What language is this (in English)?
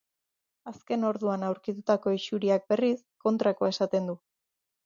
Basque